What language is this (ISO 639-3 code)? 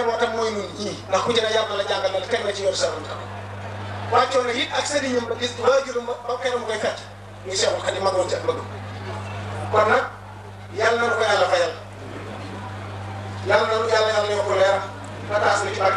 ara